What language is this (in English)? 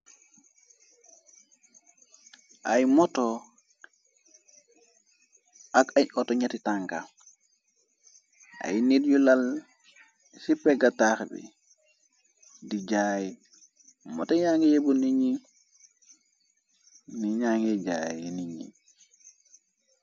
Wolof